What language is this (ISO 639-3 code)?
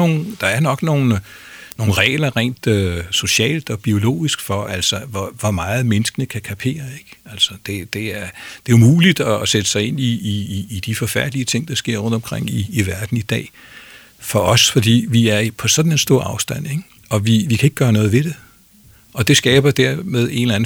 dan